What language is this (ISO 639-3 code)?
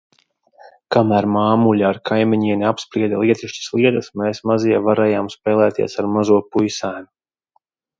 lav